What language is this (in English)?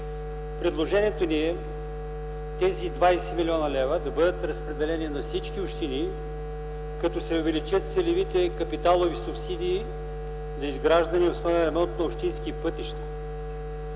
Bulgarian